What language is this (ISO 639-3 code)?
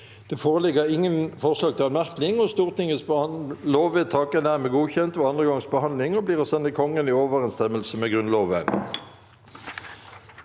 nor